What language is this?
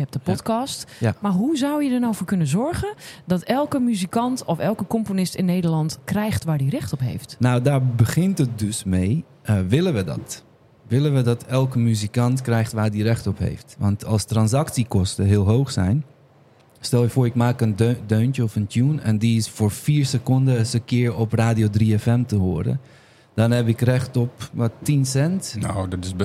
Dutch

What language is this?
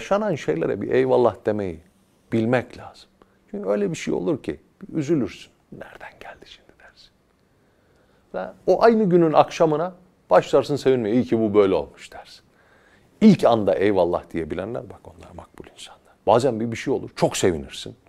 Turkish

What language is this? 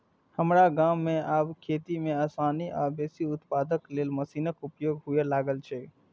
Maithili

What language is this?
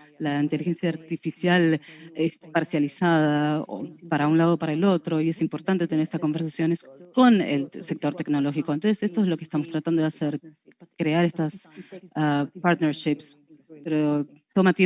Spanish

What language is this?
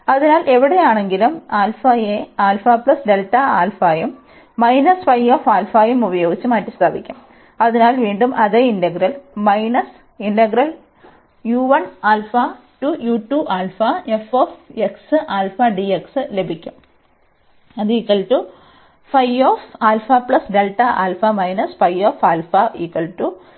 Malayalam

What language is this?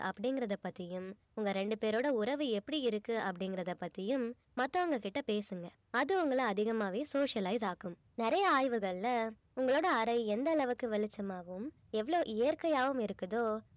Tamil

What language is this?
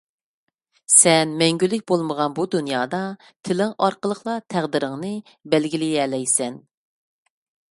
Uyghur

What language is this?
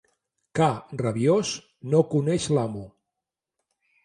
Catalan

